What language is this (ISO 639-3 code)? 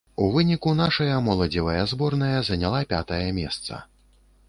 bel